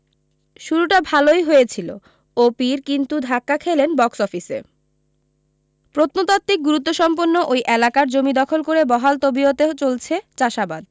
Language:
Bangla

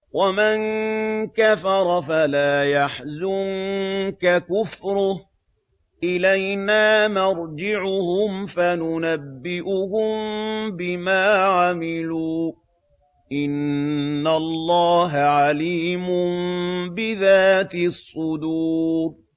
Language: Arabic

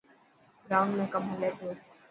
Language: Dhatki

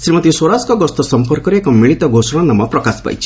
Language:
Odia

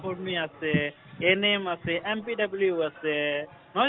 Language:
Assamese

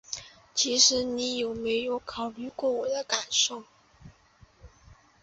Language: Chinese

